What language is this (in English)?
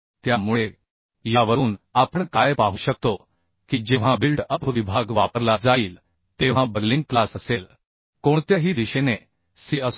Marathi